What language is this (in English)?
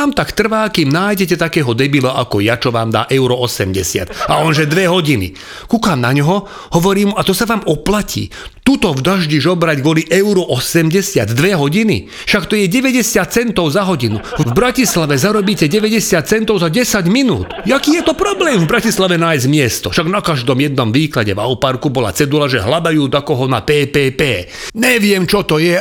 Czech